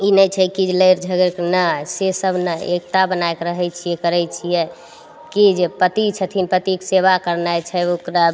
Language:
Maithili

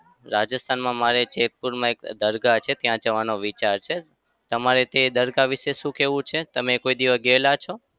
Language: Gujarati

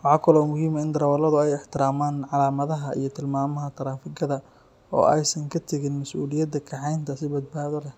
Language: Somali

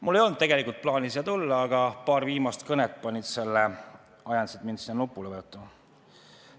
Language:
Estonian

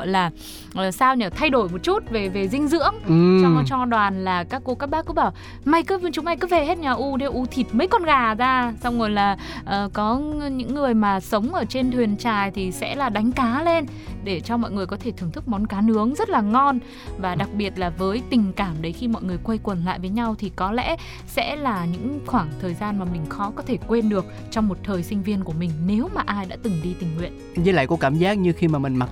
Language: Vietnamese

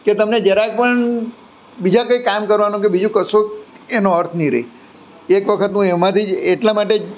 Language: Gujarati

